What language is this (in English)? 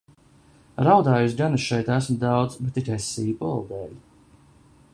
Latvian